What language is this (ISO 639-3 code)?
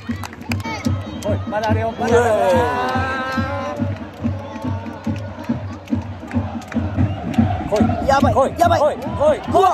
jpn